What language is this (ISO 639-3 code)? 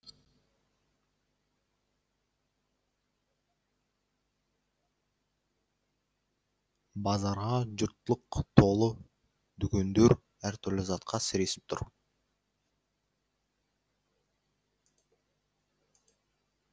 kaz